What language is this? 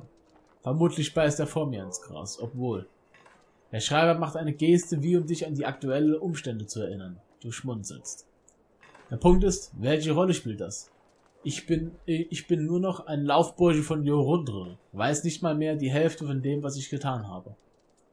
German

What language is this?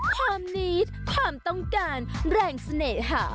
Thai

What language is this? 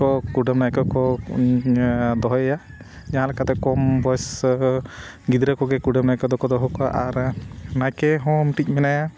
Santali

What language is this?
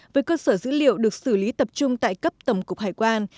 Vietnamese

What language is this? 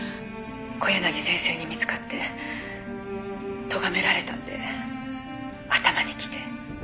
Japanese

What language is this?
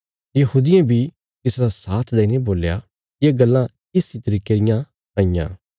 Bilaspuri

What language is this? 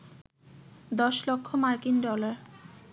Bangla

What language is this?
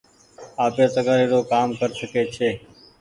Goaria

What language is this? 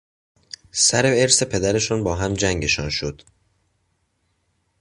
Persian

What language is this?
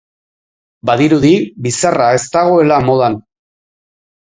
Basque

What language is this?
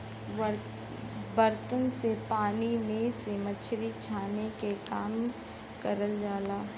Bhojpuri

